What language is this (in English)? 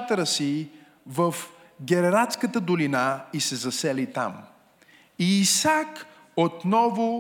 Bulgarian